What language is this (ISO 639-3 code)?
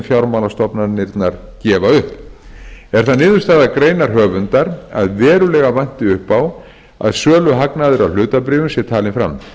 isl